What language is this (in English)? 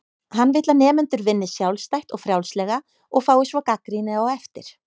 Icelandic